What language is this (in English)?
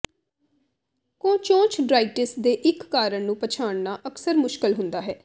Punjabi